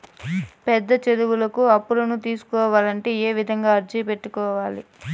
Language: Telugu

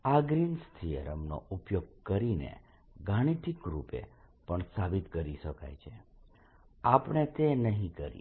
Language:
Gujarati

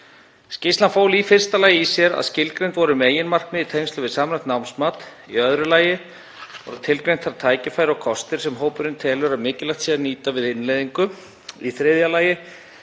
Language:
Icelandic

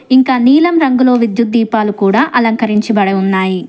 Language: Telugu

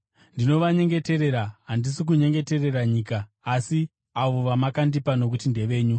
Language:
Shona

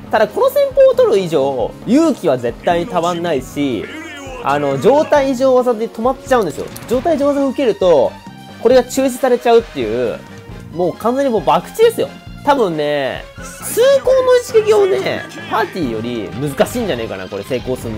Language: Japanese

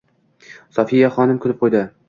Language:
Uzbek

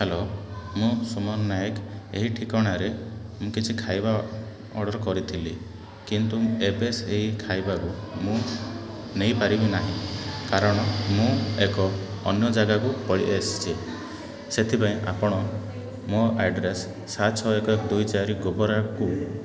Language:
Odia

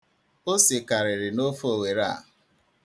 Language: Igbo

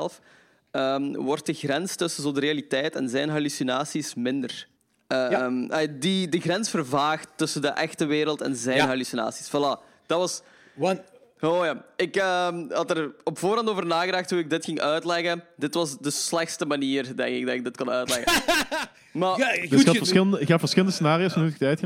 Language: Dutch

